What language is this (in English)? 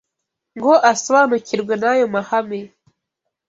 Kinyarwanda